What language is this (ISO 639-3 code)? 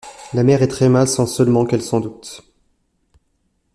fra